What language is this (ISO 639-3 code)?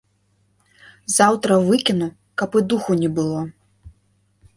bel